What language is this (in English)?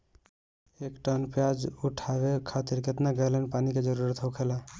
Bhojpuri